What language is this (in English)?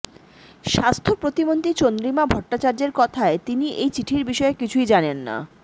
Bangla